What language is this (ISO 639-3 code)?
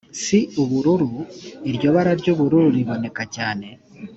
kin